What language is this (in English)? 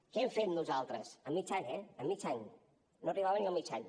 Catalan